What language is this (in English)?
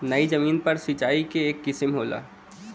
Bhojpuri